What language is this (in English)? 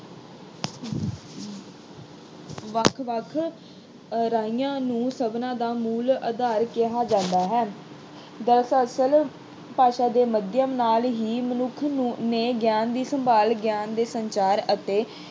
Punjabi